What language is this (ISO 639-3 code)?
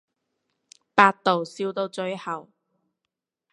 yue